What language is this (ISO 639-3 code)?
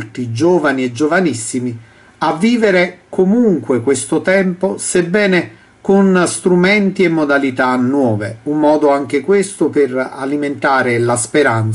ita